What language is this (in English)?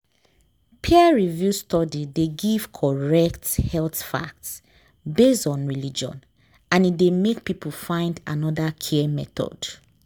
Nigerian Pidgin